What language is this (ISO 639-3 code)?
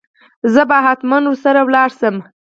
pus